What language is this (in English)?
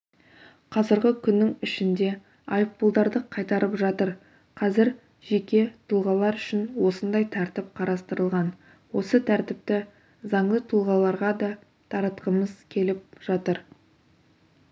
Kazakh